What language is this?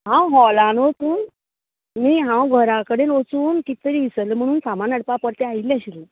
Konkani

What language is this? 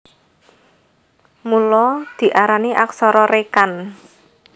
Javanese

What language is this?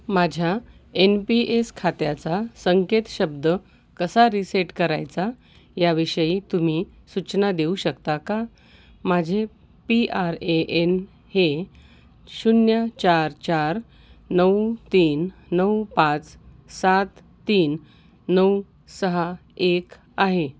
Marathi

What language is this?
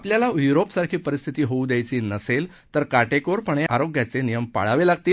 Marathi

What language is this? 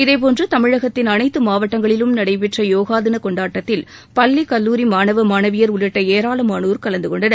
Tamil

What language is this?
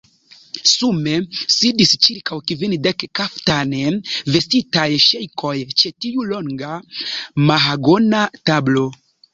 Esperanto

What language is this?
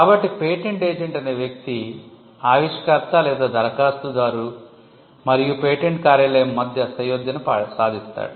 Telugu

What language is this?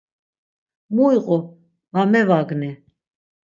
Laz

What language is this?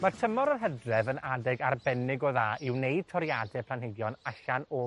Welsh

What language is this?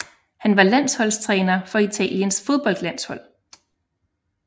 Danish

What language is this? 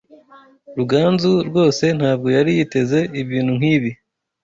Kinyarwanda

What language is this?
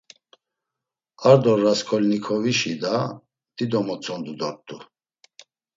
Laz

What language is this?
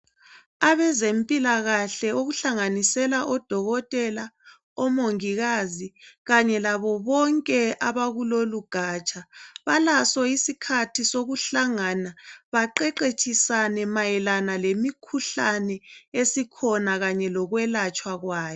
North Ndebele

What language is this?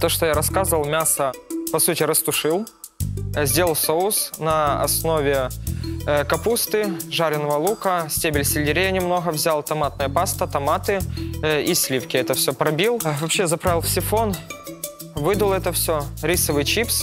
Russian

